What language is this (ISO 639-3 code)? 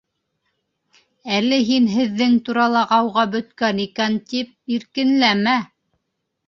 bak